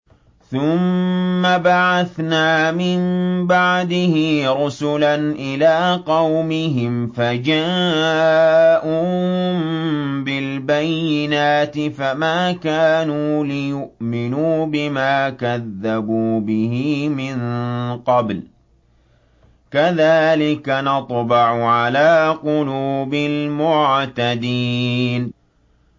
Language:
Arabic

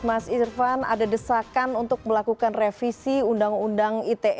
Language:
Indonesian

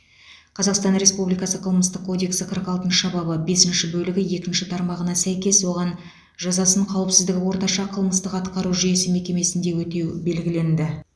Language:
Kazakh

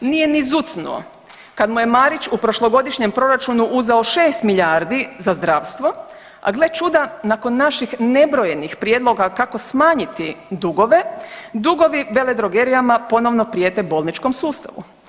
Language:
Croatian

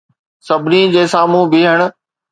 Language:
Sindhi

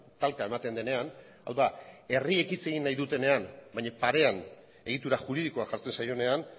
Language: Basque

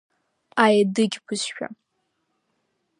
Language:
Abkhazian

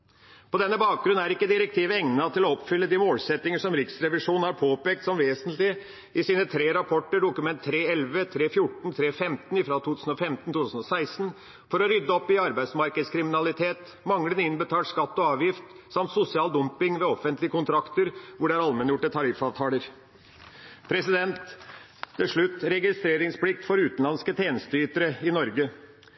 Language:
Norwegian Bokmål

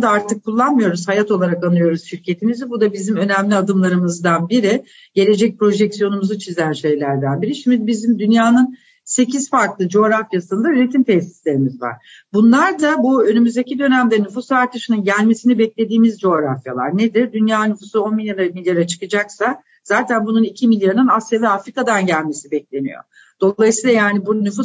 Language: Turkish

